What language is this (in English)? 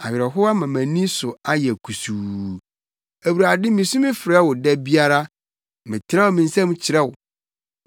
Akan